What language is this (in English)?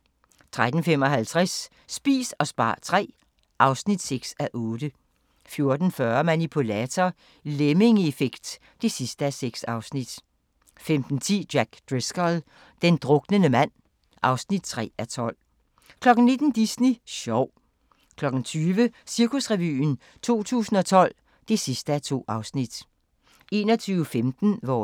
Danish